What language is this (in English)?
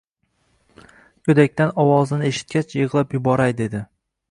Uzbek